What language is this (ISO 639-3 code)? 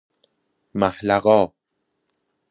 fas